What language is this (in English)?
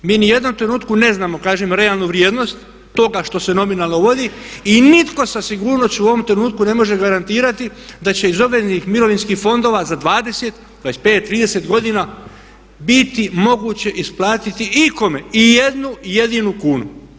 Croatian